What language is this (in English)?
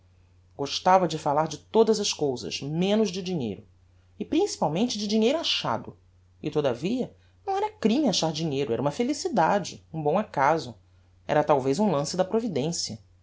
Portuguese